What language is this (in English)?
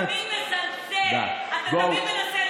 Hebrew